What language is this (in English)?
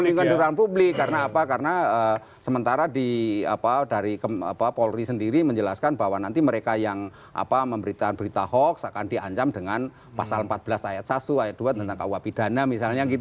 Indonesian